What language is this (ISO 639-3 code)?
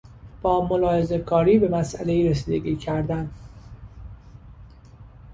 fas